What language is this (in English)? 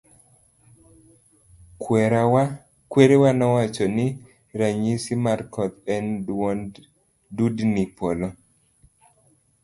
Luo (Kenya and Tanzania)